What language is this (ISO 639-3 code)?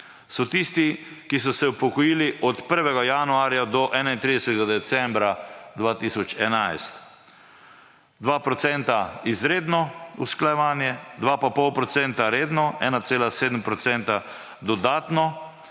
slv